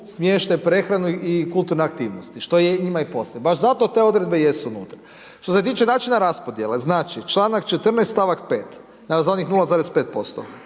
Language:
Croatian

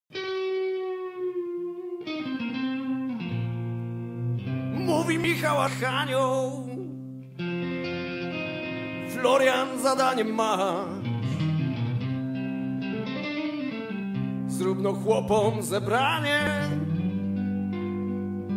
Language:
Bulgarian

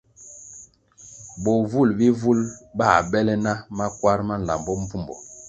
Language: Kwasio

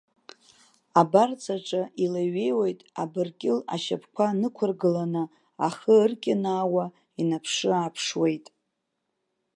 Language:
Abkhazian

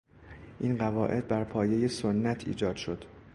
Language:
Persian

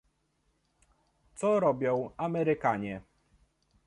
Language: Polish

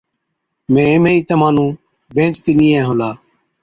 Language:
Od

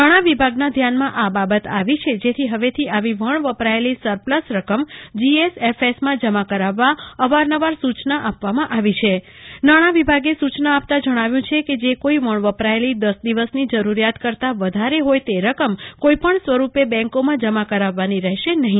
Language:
Gujarati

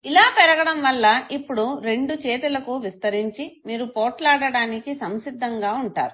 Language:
Telugu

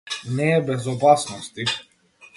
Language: Macedonian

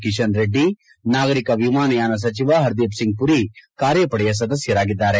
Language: Kannada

